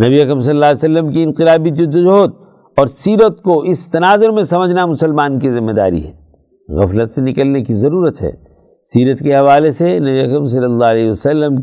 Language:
Urdu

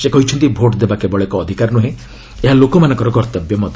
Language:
Odia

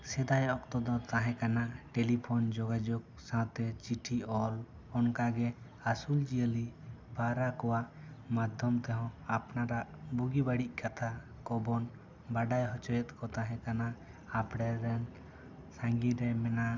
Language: Santali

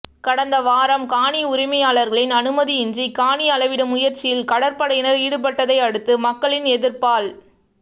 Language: Tamil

